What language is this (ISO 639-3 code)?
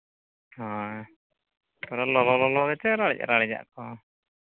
sat